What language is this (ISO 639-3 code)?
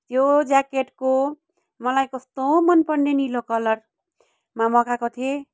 nep